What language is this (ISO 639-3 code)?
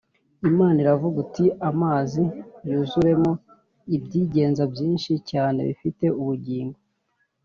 kin